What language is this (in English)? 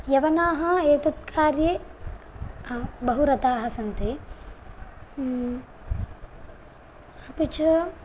Sanskrit